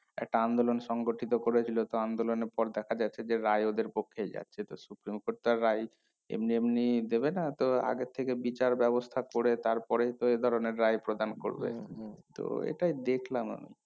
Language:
Bangla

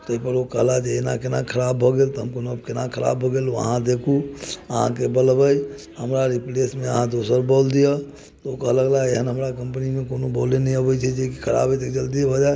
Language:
Maithili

